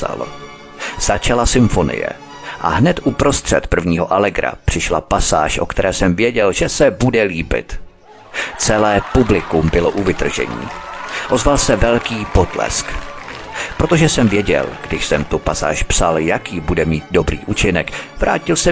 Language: Czech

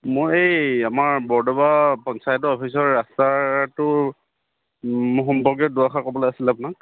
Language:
Assamese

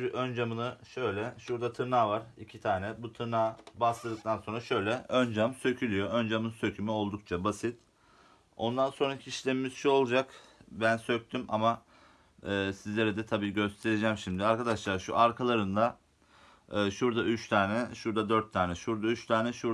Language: Turkish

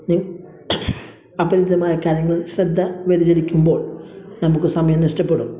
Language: Malayalam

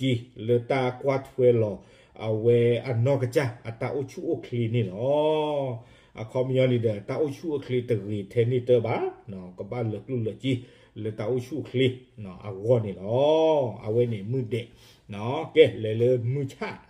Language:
Thai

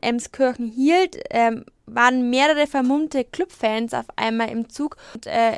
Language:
German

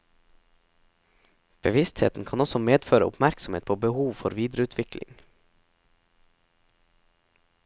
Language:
Norwegian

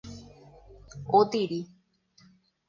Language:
Guarani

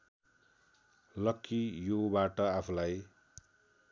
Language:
Nepali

